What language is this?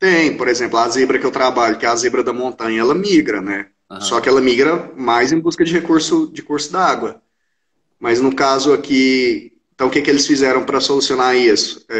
Portuguese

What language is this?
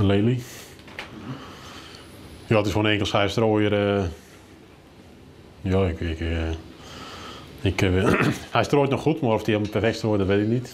Dutch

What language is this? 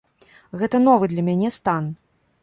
Belarusian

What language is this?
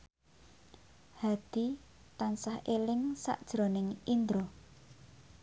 Javanese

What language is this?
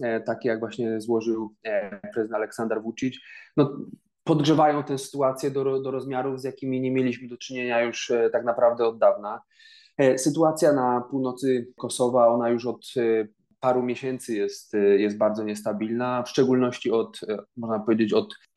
Polish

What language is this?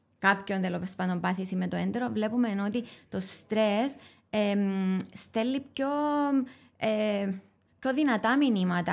Greek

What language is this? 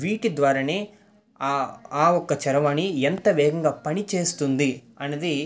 Telugu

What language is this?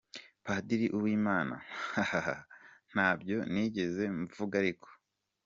Kinyarwanda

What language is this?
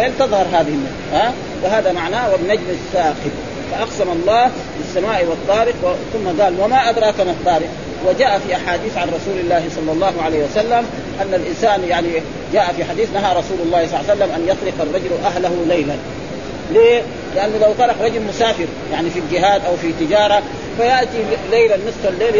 Arabic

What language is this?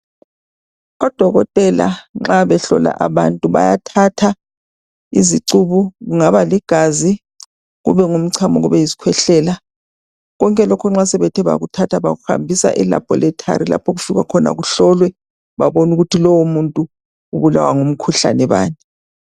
North Ndebele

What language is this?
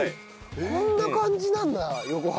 Japanese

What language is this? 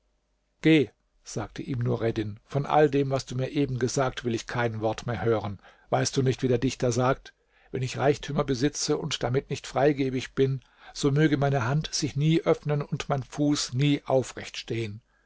German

